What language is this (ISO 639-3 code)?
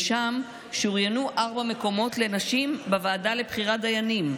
heb